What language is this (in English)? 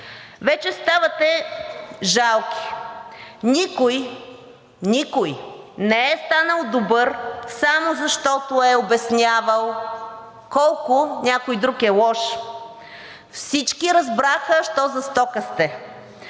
Bulgarian